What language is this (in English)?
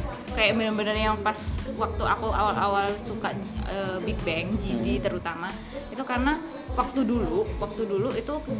Indonesian